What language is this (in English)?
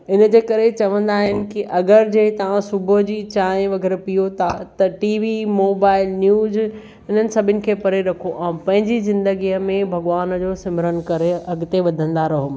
Sindhi